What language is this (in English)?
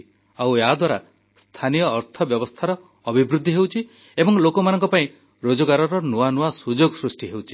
Odia